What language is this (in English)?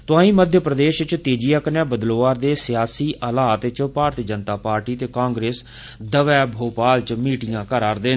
Dogri